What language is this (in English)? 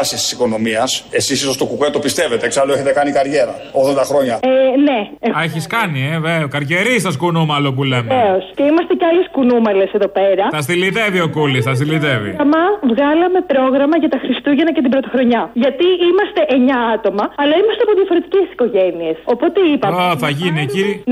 Greek